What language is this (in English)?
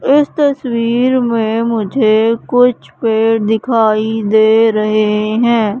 Hindi